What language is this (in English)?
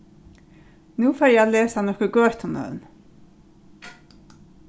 Faroese